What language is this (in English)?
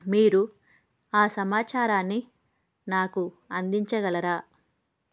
Telugu